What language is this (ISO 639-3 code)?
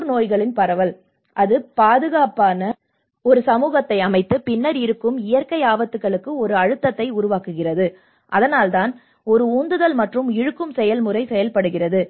tam